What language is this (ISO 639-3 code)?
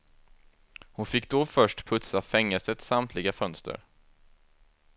swe